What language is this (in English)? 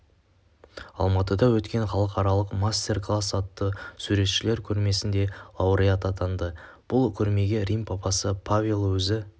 Kazakh